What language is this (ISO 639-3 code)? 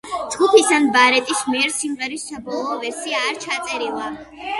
kat